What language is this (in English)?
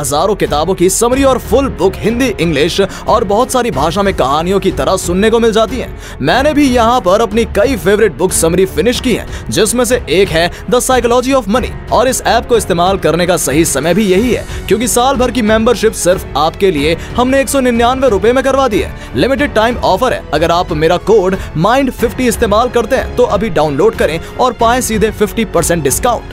Hindi